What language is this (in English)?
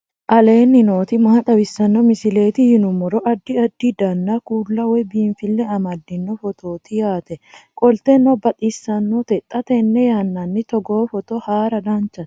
Sidamo